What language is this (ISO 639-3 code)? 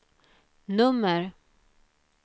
swe